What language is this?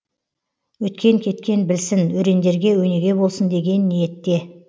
Kazakh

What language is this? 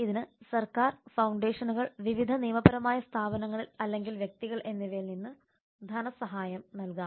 Malayalam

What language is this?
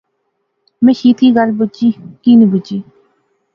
Pahari-Potwari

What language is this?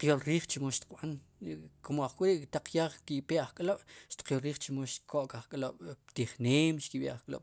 Sipacapense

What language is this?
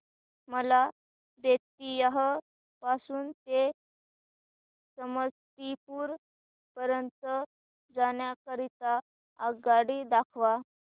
Marathi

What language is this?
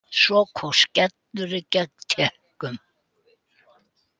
Icelandic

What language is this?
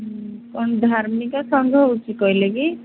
Odia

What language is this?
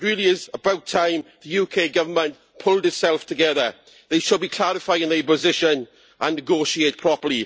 English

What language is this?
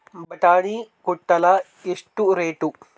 Kannada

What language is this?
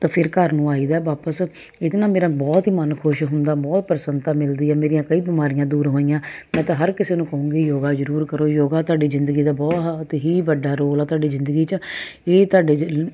Punjabi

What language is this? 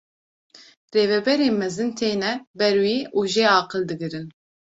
Kurdish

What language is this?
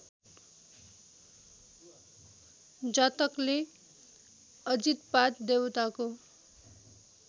Nepali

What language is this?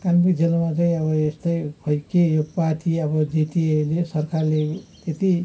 Nepali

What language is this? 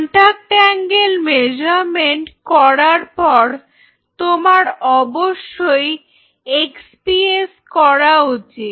Bangla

